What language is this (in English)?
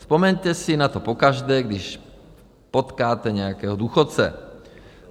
Czech